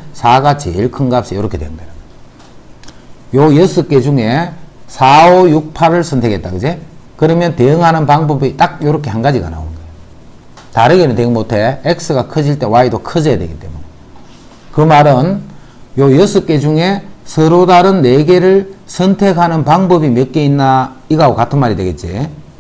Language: Korean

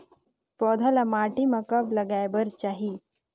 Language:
Chhattisgarhi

